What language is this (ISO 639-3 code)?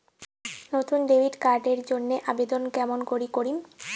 ben